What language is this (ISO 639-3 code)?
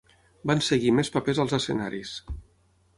cat